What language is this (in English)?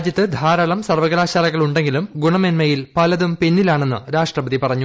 Malayalam